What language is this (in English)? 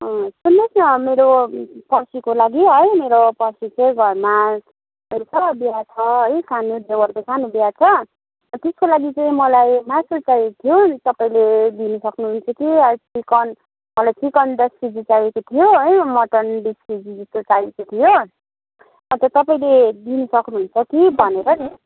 Nepali